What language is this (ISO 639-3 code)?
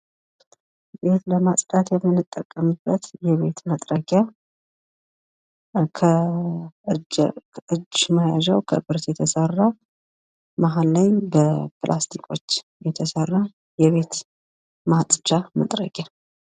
amh